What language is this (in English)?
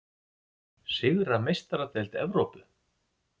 Icelandic